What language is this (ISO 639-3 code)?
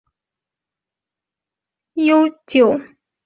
zho